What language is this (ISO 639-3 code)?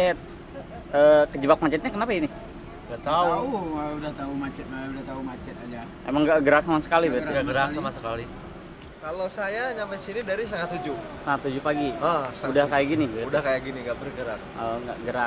ind